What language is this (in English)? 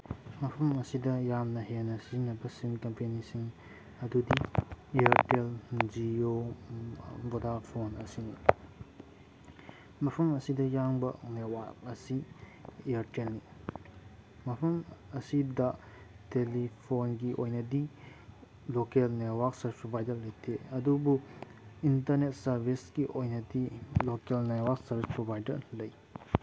Manipuri